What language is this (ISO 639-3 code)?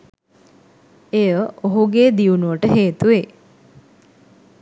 sin